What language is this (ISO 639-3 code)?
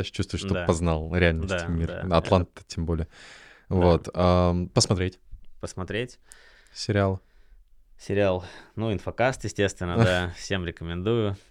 rus